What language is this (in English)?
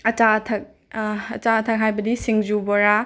Manipuri